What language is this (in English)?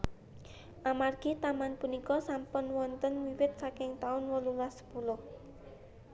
Javanese